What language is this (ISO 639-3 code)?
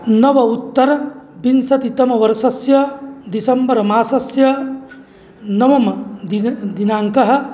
san